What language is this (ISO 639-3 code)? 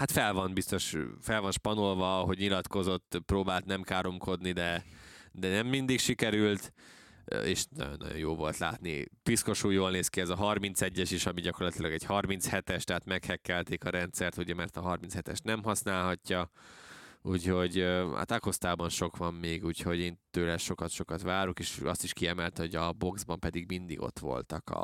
hun